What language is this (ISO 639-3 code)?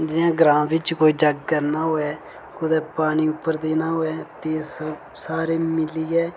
doi